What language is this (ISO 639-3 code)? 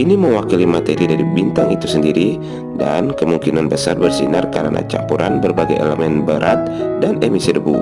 ind